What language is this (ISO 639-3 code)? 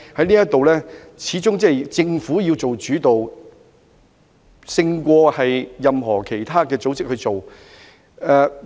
yue